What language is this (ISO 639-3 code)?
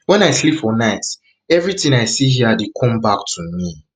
pcm